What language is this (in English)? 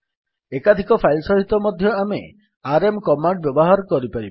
Odia